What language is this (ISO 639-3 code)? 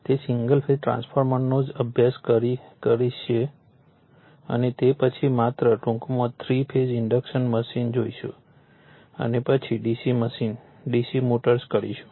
guj